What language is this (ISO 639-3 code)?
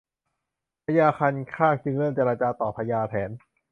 tha